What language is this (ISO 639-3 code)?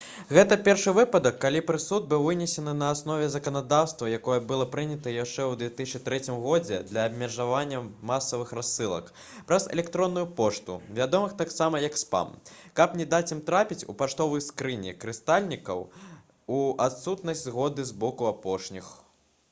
bel